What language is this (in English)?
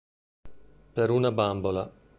Italian